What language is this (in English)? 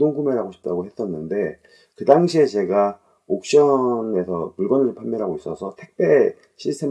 Korean